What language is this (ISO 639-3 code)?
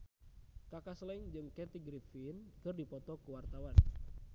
sun